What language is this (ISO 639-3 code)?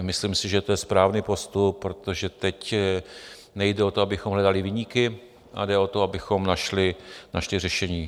ces